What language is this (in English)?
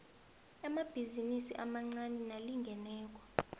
South Ndebele